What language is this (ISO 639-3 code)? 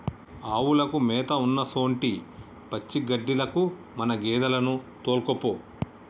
tel